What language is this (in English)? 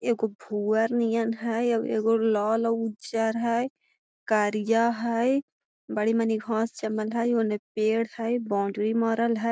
Magahi